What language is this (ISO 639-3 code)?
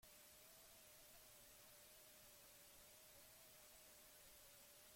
eus